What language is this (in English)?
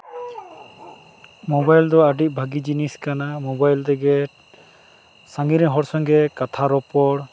Santali